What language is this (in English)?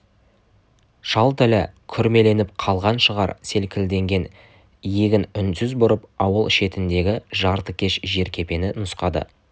Kazakh